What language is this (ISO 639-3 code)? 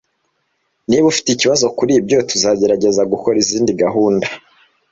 kin